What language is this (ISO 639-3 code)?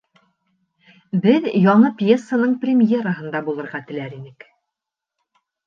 bak